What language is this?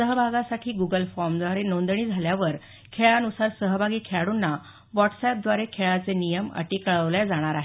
Marathi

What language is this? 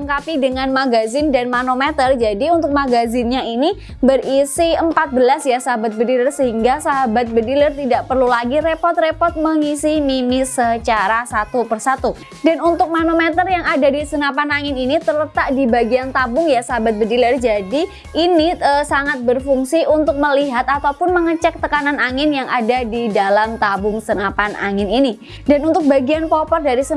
Indonesian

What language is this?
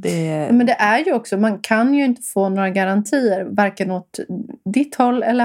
Swedish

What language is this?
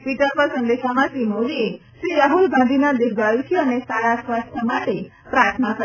Gujarati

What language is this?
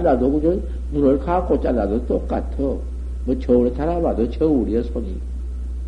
Korean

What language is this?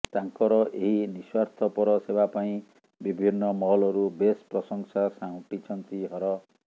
Odia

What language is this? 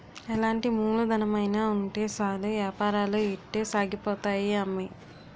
Telugu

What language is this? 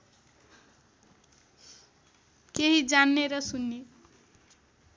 Nepali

